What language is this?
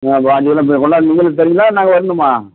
Tamil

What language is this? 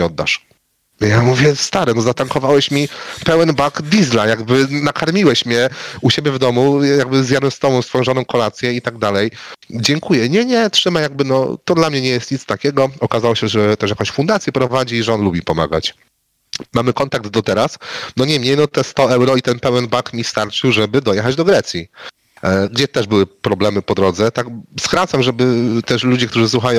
Polish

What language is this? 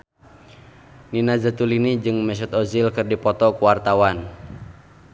Sundanese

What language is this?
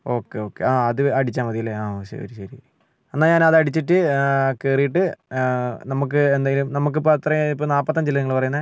Malayalam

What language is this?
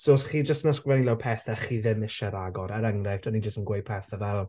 Welsh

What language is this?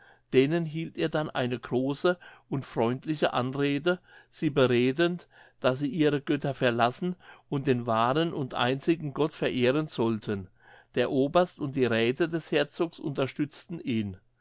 German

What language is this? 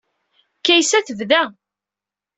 Kabyle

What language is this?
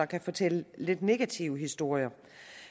Danish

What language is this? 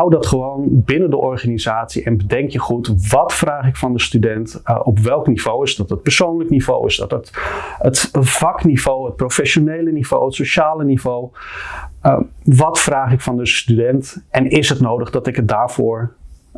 Dutch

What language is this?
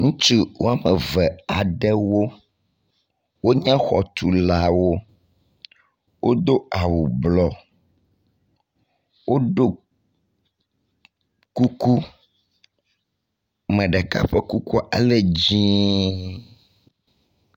Ewe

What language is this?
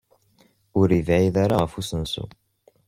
Kabyle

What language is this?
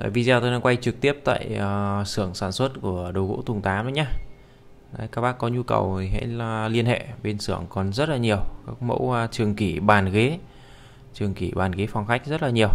Vietnamese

